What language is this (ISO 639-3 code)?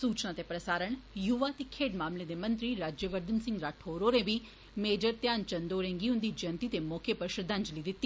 doi